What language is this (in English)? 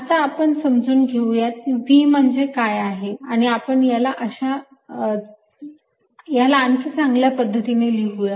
Marathi